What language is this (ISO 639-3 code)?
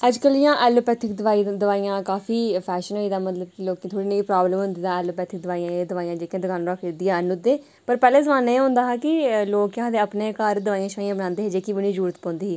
doi